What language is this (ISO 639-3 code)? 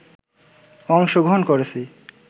ben